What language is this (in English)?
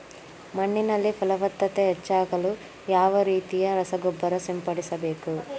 Kannada